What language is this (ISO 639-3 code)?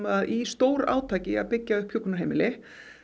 isl